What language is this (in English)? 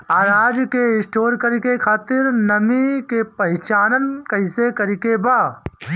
Bhojpuri